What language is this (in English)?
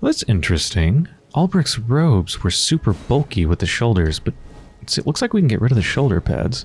English